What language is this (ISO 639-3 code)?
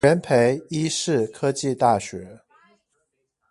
zho